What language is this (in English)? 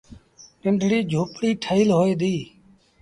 Sindhi Bhil